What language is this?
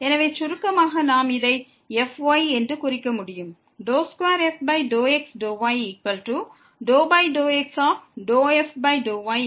Tamil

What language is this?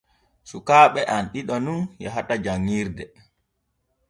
Borgu Fulfulde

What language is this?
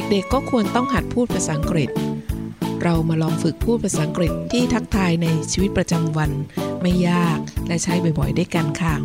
Thai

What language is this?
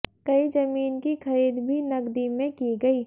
Hindi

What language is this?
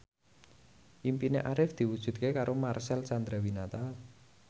Javanese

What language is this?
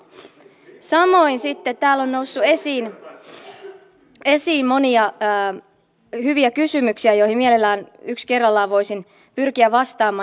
Finnish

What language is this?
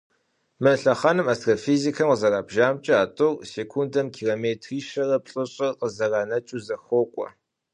Kabardian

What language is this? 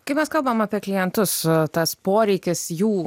Lithuanian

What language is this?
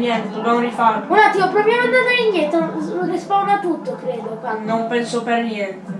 Italian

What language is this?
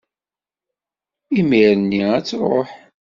Kabyle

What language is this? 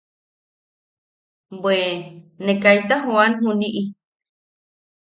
Yaqui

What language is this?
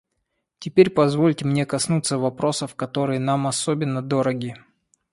Russian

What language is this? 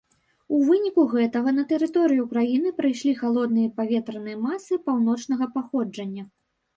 Belarusian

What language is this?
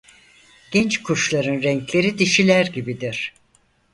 Turkish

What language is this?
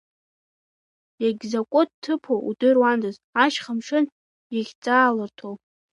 Abkhazian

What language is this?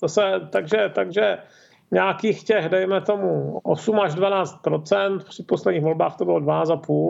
Czech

